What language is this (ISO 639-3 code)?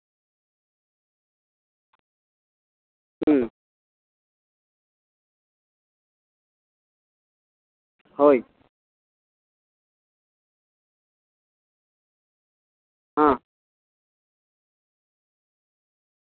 sat